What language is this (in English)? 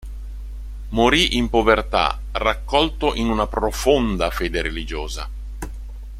Italian